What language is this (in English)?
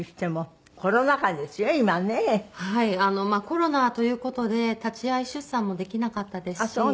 Japanese